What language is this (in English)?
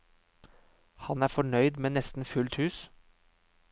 Norwegian